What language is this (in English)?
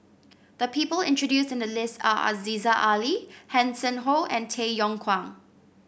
English